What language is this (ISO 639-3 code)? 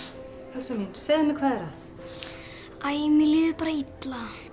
isl